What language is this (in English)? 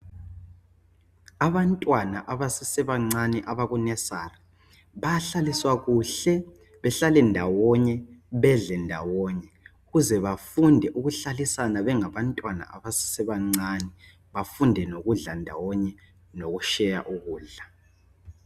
North Ndebele